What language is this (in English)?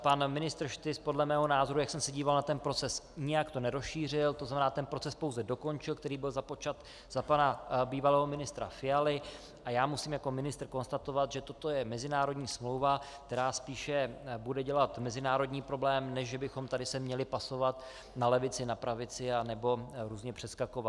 Czech